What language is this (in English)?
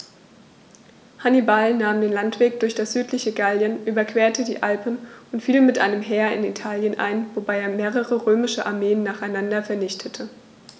German